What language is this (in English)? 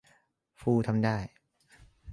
Thai